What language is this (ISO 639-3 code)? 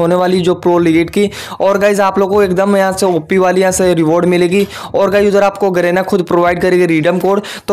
hin